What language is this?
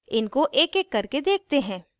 Hindi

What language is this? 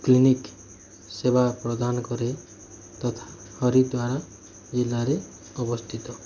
Odia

